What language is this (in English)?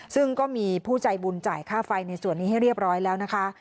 Thai